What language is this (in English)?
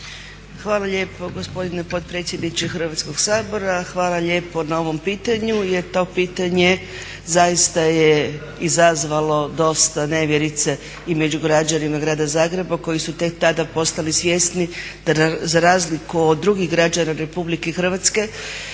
Croatian